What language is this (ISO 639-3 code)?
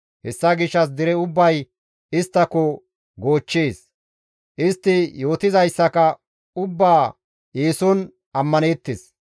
gmv